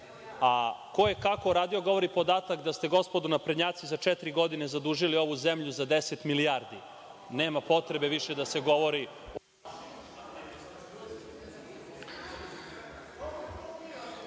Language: Serbian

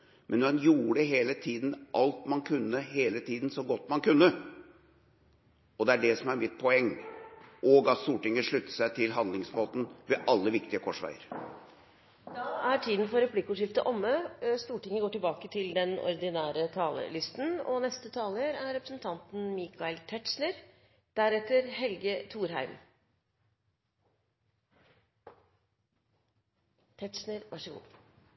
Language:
Norwegian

